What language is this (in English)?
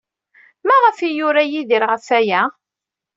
Kabyle